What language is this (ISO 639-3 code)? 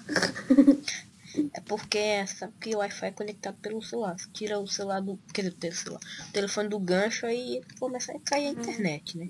por